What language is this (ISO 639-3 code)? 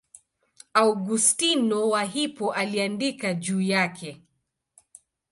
swa